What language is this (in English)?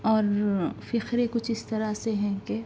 Urdu